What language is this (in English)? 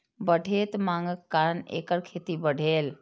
Maithili